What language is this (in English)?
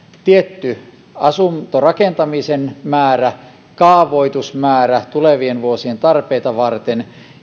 Finnish